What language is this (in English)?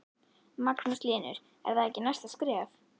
Icelandic